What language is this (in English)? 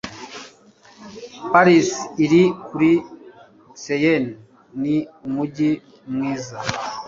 Kinyarwanda